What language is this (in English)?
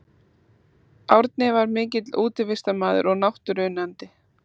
Icelandic